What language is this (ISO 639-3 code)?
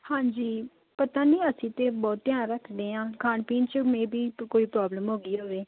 pan